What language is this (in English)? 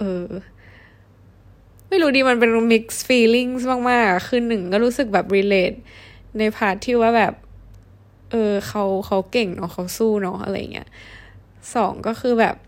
Thai